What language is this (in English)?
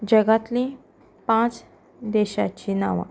Konkani